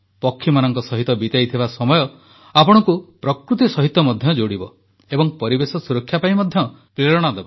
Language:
Odia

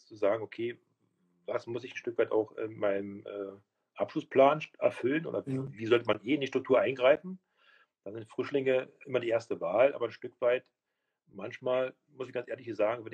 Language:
German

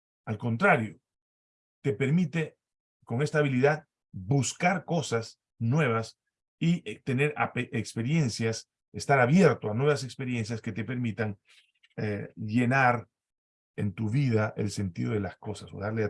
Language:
Spanish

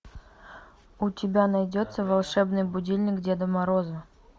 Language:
Russian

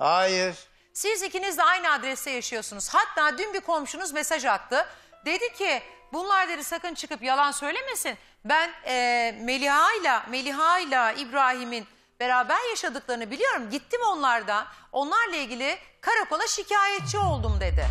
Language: Turkish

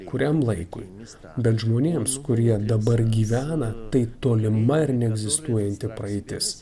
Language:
Lithuanian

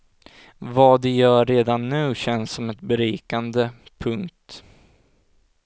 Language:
Swedish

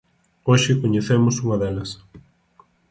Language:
Galician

